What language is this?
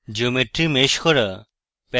Bangla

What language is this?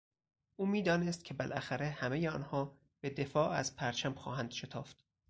Persian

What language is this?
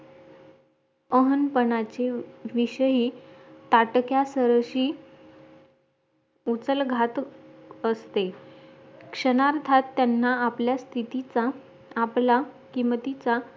Marathi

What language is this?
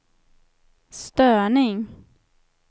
Swedish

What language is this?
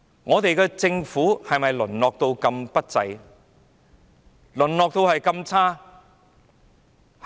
Cantonese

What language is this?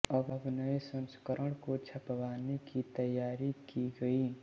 Hindi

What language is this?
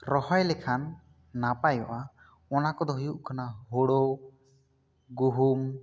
Santali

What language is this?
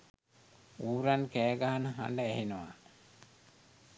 Sinhala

